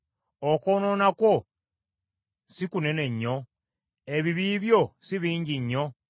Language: Ganda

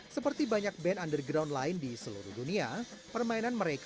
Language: Indonesian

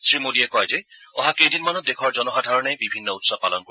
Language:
Assamese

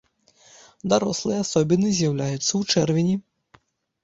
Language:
Belarusian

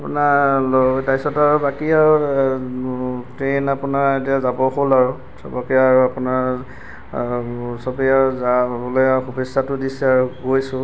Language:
Assamese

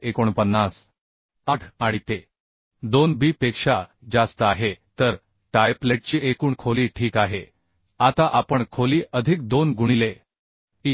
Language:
Marathi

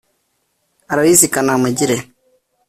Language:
Kinyarwanda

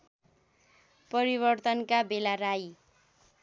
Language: Nepali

